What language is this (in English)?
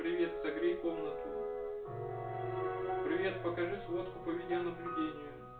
Russian